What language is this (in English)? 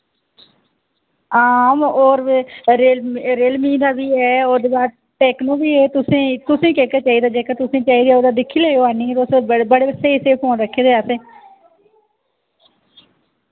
Dogri